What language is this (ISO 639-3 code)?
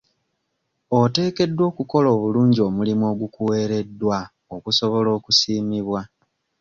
lug